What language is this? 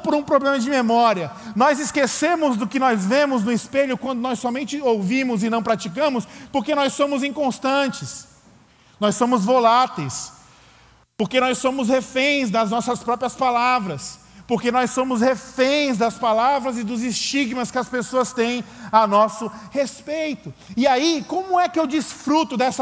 Portuguese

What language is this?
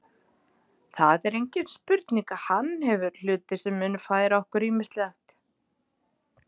Icelandic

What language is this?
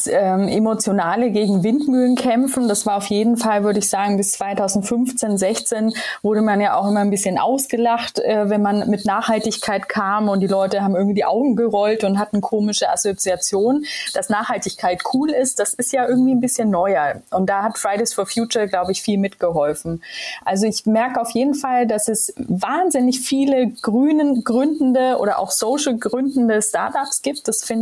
German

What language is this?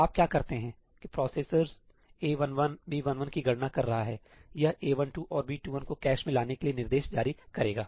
Hindi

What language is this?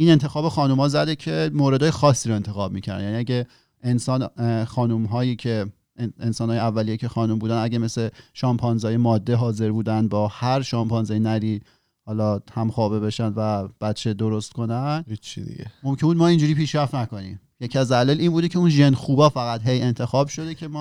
Persian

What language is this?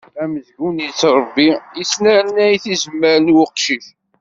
Kabyle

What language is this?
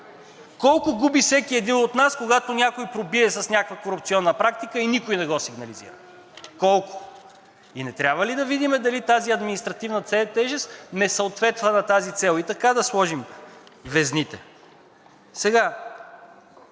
Bulgarian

